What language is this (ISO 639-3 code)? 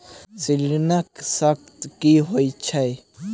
mai